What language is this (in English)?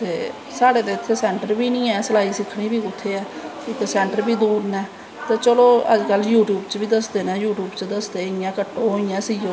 Dogri